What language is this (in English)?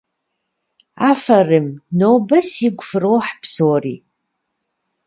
Kabardian